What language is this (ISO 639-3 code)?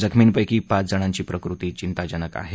mar